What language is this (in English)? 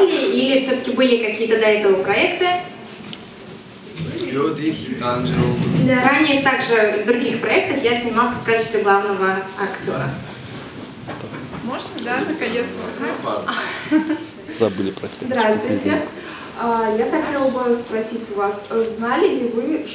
Russian